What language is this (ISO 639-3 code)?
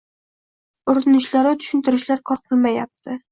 uzb